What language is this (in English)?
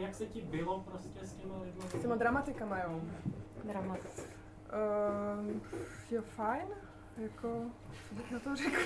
Czech